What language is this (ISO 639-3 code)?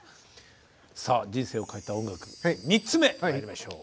jpn